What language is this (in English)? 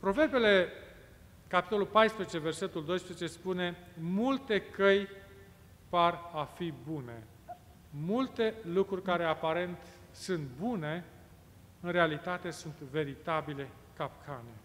Romanian